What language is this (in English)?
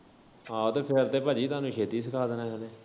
Punjabi